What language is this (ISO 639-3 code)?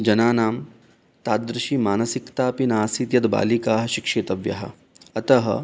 san